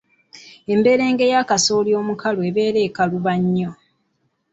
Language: Ganda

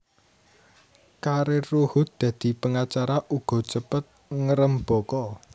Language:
Javanese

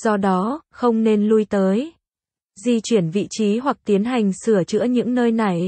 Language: Vietnamese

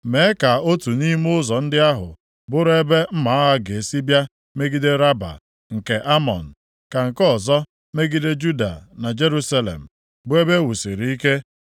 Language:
Igbo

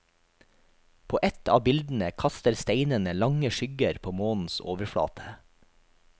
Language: Norwegian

